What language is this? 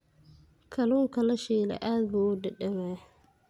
Somali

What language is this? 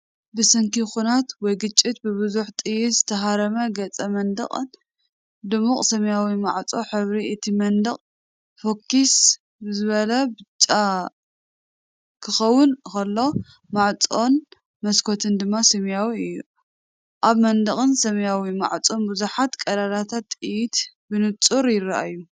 Tigrinya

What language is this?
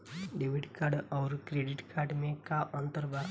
Bhojpuri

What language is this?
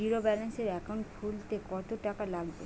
Bangla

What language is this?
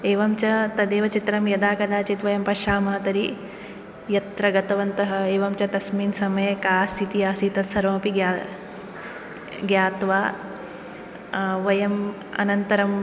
Sanskrit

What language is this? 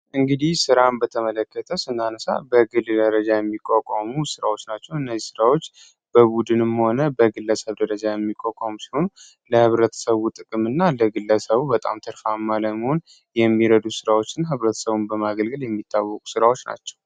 Amharic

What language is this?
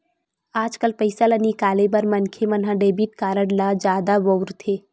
Chhattisgarhi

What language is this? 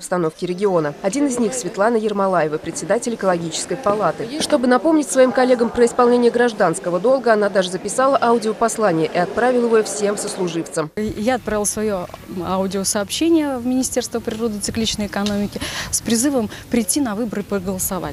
Russian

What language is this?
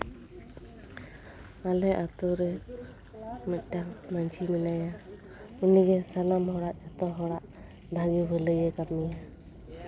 Santali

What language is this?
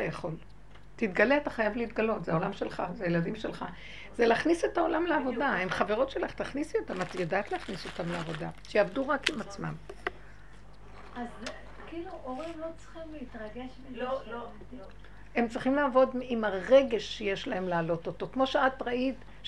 Hebrew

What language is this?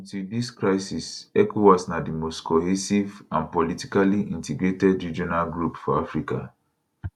Nigerian Pidgin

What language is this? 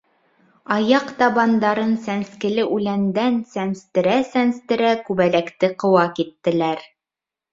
Bashkir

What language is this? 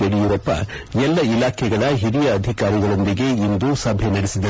Kannada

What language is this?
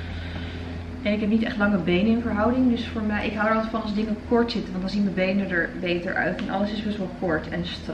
Dutch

